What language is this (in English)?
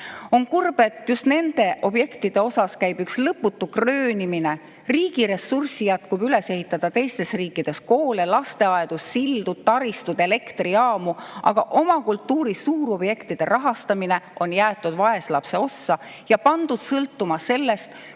Estonian